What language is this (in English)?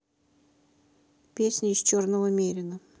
Russian